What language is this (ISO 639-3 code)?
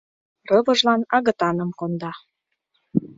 chm